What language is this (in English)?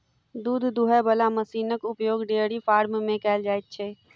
Maithili